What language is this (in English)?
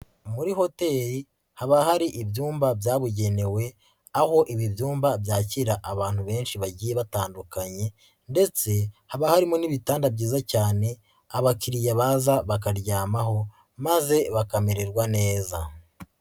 Kinyarwanda